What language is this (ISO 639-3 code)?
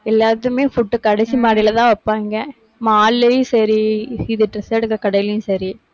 tam